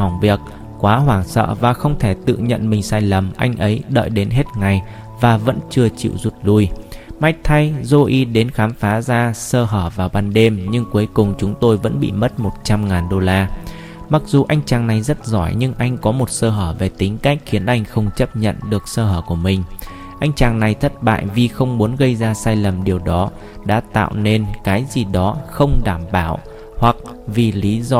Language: Vietnamese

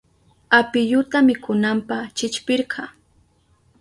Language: Southern Pastaza Quechua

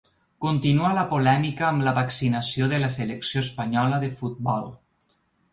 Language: Catalan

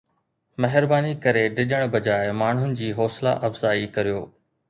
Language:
Sindhi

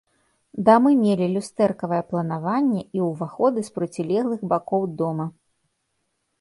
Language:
Belarusian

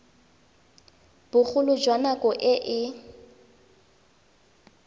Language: Tswana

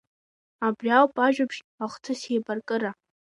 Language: Abkhazian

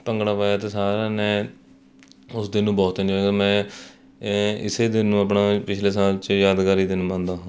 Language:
Punjabi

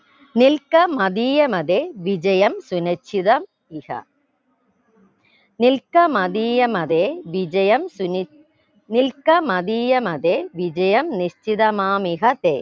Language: Malayalam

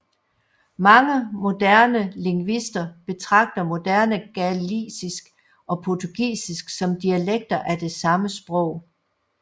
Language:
Danish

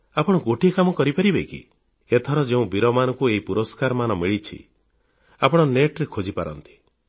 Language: Odia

